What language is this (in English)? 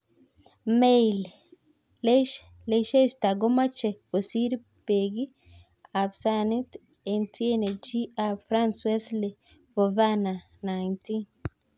Kalenjin